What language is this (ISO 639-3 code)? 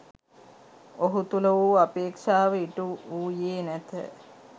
sin